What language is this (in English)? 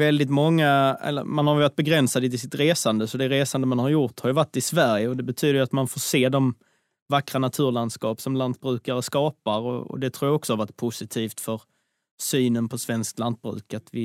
Swedish